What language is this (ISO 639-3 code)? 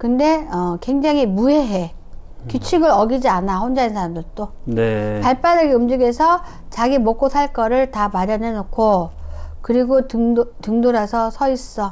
kor